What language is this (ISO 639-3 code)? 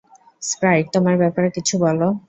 ben